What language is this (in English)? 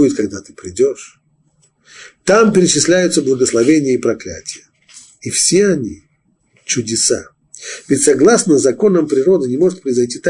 Russian